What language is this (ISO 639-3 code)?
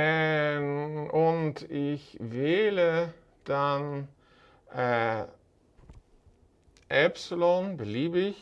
deu